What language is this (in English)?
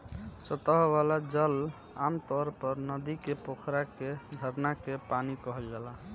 Bhojpuri